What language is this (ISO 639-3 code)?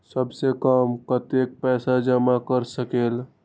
mag